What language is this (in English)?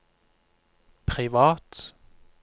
Norwegian